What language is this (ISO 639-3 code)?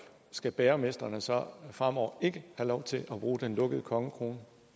dan